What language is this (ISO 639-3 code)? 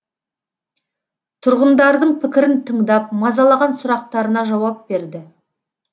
kaz